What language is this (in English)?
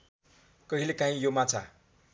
Nepali